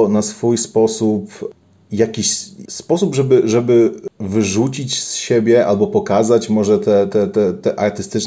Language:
Polish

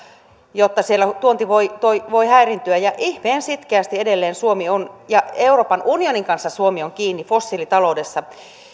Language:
Finnish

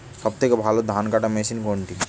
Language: Bangla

